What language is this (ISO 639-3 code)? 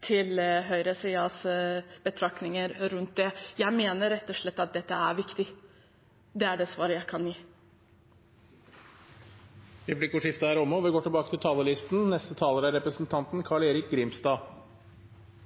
nor